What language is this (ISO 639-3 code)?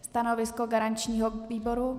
ces